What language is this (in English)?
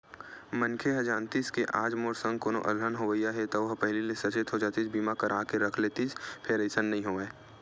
Chhattisgarhi